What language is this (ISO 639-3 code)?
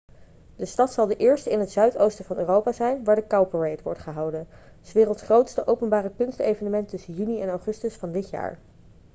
nld